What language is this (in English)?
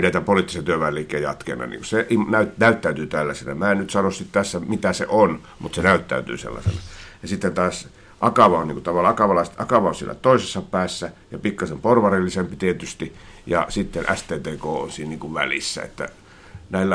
Finnish